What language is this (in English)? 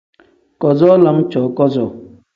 Tem